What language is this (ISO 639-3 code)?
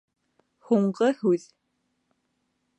bak